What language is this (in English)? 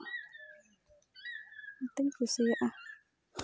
Santali